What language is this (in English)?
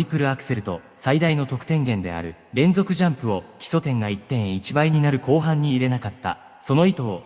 Japanese